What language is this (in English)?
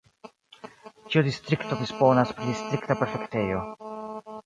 Esperanto